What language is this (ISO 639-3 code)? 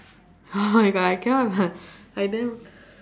eng